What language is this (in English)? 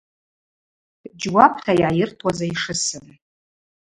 Abaza